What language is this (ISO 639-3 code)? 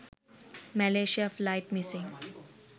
sin